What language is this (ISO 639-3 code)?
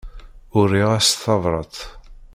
kab